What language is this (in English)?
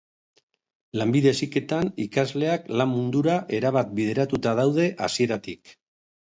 Basque